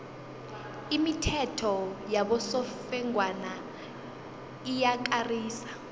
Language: South Ndebele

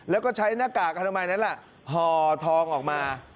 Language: Thai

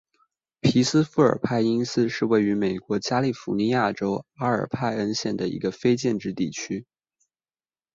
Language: Chinese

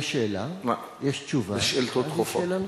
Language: Hebrew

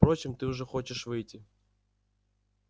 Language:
Russian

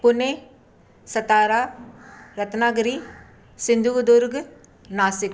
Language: Sindhi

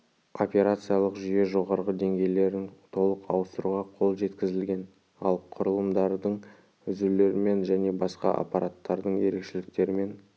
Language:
Kazakh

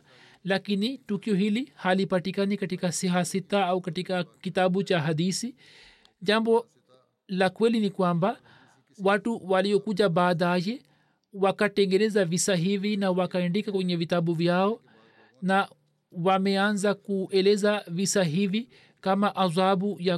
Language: Swahili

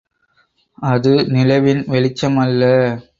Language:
Tamil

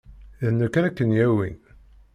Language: Kabyle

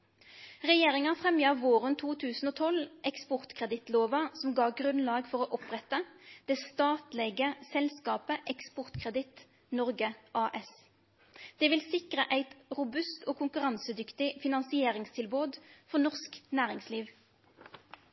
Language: Norwegian Nynorsk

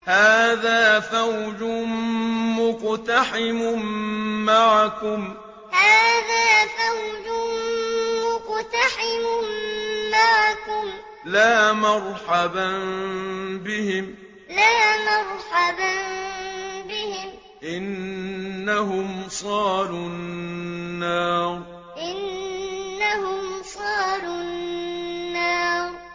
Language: Arabic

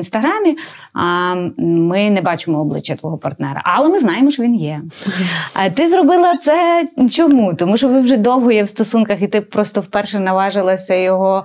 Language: Ukrainian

